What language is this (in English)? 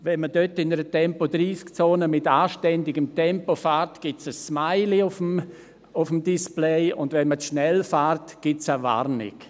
Swiss German